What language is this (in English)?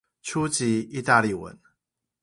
Chinese